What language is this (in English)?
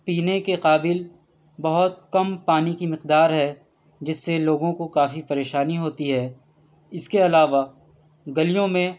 Urdu